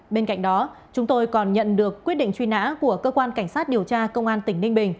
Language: Vietnamese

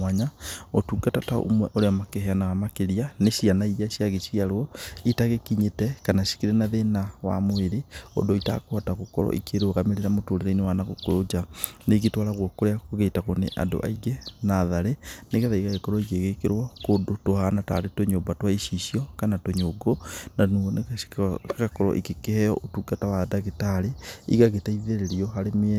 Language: Kikuyu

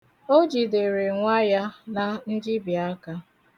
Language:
Igbo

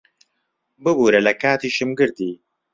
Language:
Central Kurdish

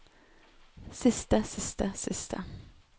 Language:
Norwegian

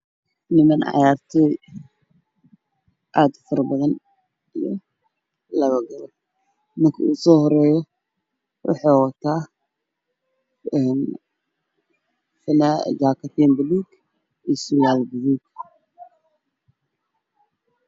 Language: Somali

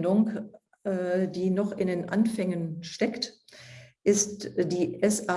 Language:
German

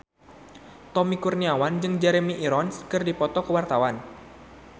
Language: Sundanese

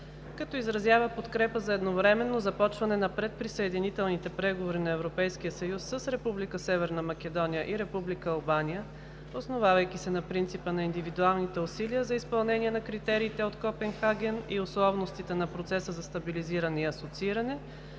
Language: Bulgarian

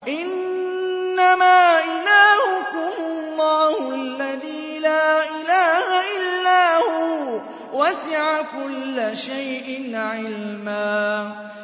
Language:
Arabic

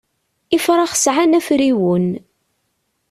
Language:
Kabyle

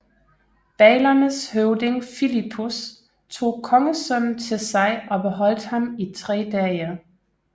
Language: Danish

